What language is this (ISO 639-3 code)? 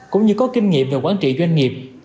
vie